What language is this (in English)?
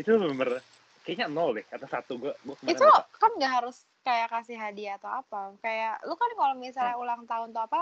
Indonesian